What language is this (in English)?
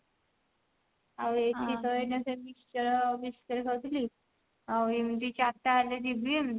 Odia